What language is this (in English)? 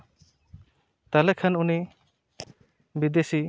Santali